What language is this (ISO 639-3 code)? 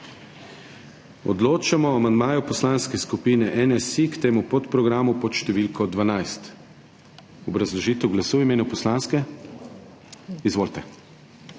slv